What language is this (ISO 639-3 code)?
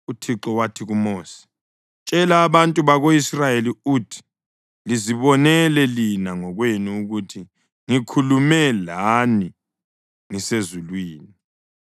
nde